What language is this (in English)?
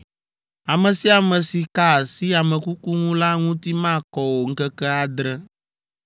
Ewe